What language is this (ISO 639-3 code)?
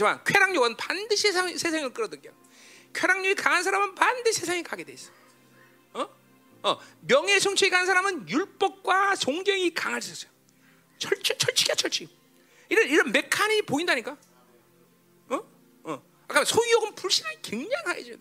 kor